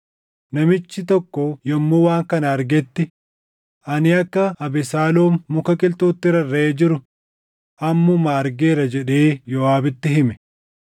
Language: Oromo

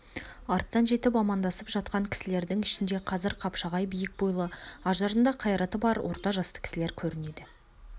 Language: Kazakh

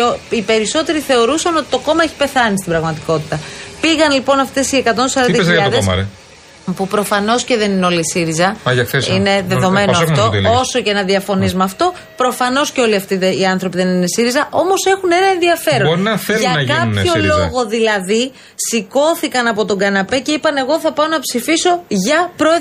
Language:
Greek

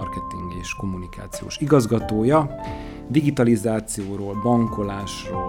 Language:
Hungarian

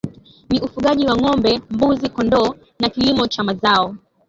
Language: Swahili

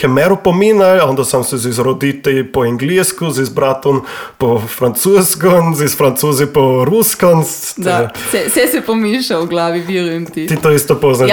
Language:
Croatian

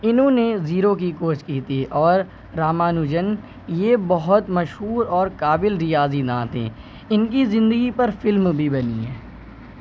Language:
Urdu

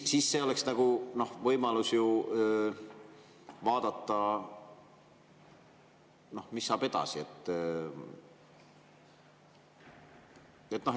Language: Estonian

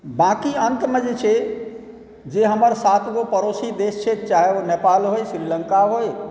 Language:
Maithili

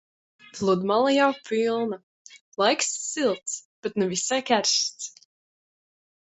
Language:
Latvian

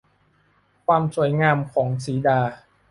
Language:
Thai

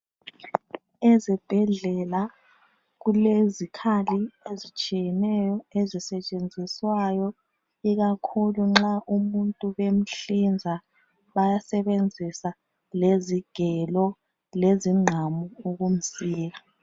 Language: North Ndebele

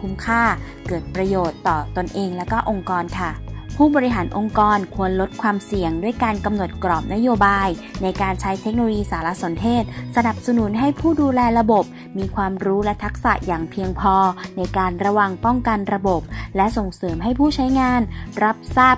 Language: Thai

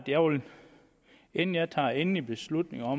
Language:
Danish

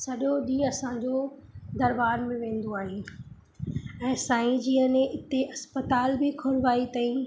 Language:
Sindhi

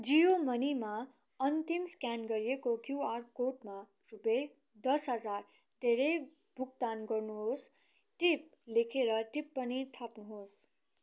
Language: Nepali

